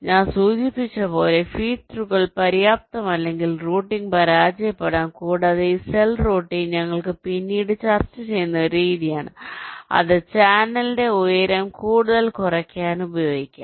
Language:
Malayalam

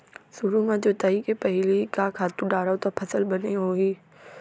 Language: Chhattisgarhi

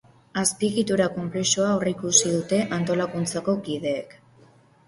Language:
Basque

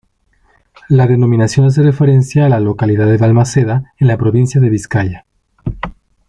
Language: Spanish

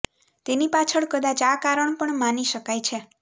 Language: Gujarati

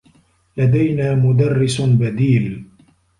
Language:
Arabic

